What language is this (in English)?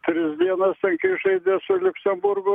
Lithuanian